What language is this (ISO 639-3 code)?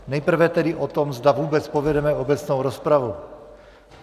ces